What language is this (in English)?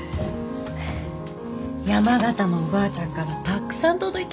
Japanese